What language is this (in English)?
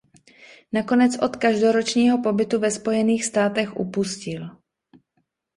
Czech